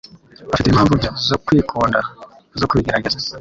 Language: Kinyarwanda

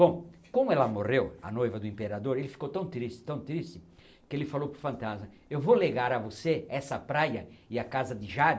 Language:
Portuguese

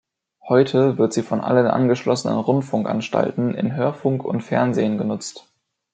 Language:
German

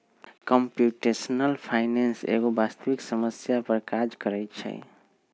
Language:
Magahi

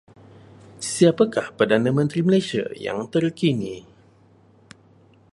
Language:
Malay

